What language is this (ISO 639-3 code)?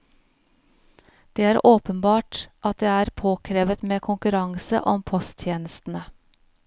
nor